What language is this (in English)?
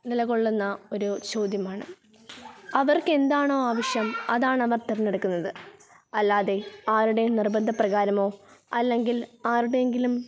Malayalam